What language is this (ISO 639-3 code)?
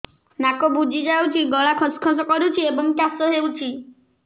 ori